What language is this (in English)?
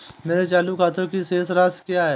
Hindi